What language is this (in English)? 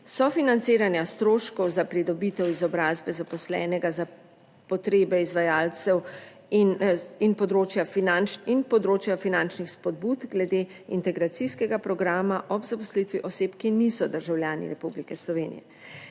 Slovenian